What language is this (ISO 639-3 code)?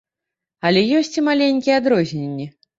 bel